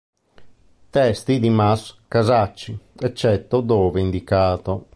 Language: Italian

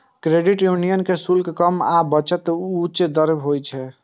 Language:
Maithili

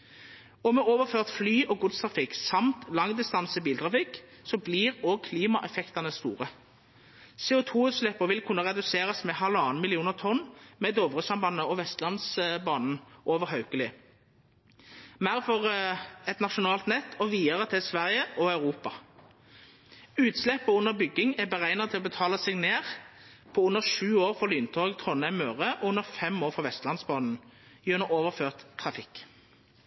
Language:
Norwegian Nynorsk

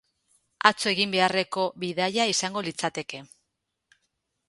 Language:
Basque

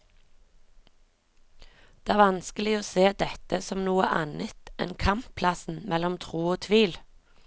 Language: Norwegian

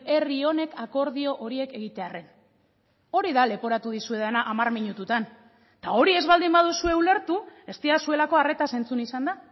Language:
Basque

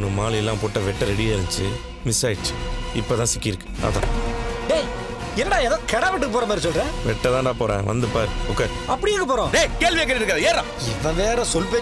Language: Romanian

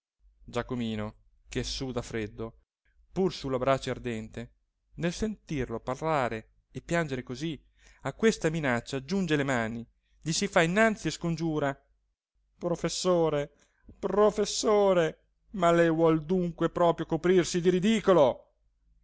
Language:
Italian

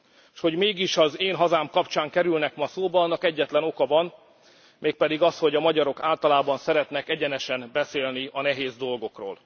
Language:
Hungarian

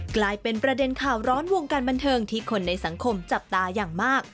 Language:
Thai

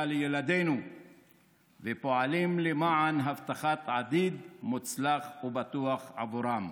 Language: Hebrew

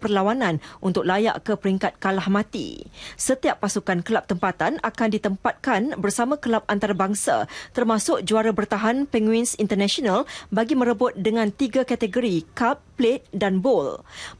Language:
Malay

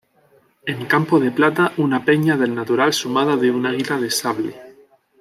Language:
Spanish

